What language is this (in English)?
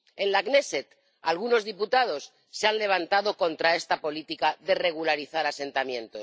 Spanish